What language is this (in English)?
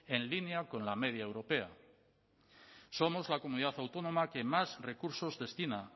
Spanish